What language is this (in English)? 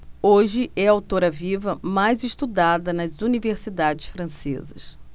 Portuguese